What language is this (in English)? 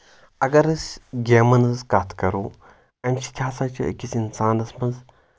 Kashmiri